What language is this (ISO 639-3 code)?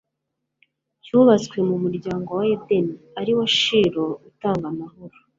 kin